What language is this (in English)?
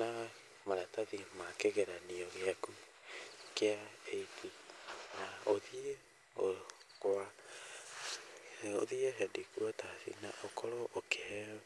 Kikuyu